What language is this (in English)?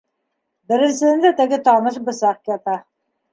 Bashkir